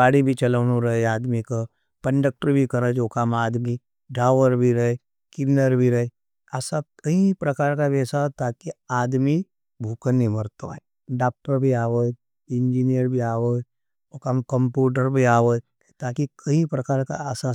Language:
Nimadi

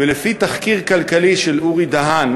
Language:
Hebrew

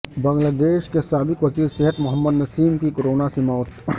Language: Urdu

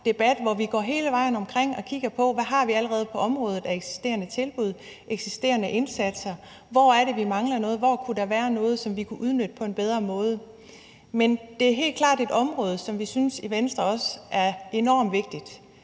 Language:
Danish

